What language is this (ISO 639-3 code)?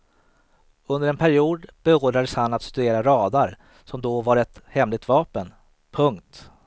swe